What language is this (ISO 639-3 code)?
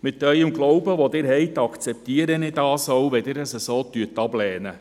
gsw